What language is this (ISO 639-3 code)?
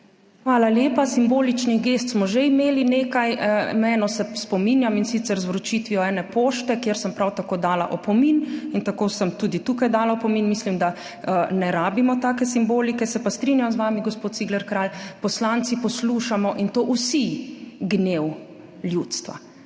slv